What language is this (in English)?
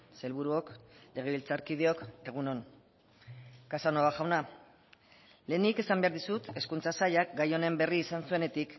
Basque